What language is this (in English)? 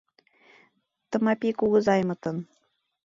Mari